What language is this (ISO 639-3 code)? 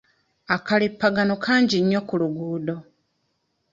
lug